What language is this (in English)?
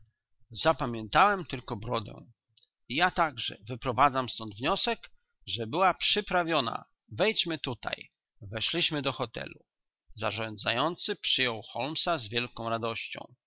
Polish